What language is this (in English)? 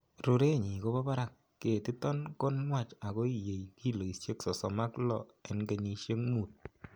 Kalenjin